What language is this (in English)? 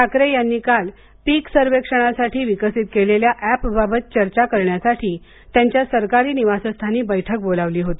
Marathi